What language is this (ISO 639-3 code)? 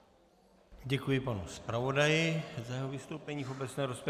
ces